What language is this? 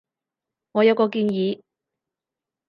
Cantonese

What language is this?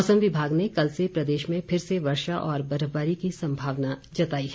Hindi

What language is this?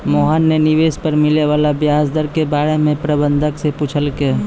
Maithili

